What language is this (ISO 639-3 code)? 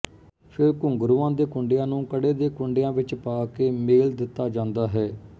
pan